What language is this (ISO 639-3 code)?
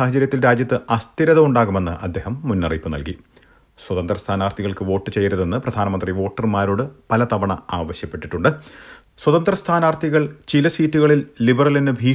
mal